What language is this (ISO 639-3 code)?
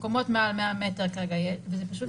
heb